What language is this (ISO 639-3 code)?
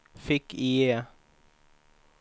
swe